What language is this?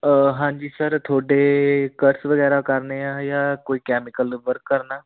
Punjabi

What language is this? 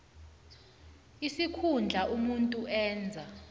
South Ndebele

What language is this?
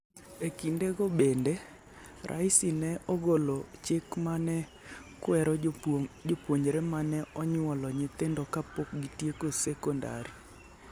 Luo (Kenya and Tanzania)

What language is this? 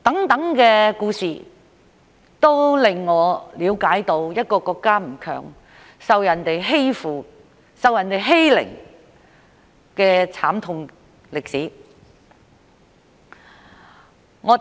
Cantonese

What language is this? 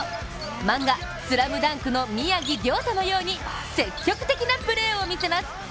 Japanese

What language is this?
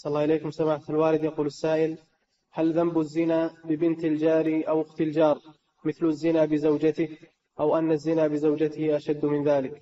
Arabic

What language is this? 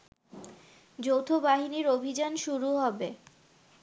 Bangla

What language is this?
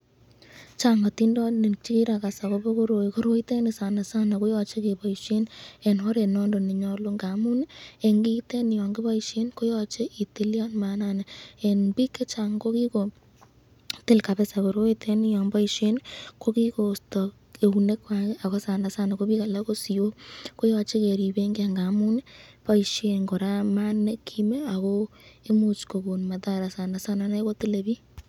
Kalenjin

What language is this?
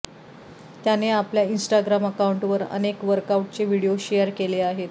Marathi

